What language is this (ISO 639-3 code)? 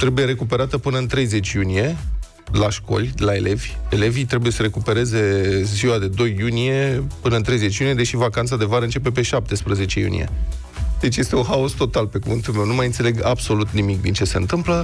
ron